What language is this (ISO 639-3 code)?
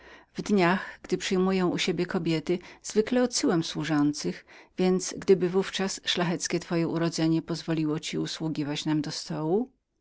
pol